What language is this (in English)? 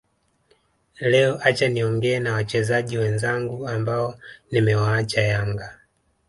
Swahili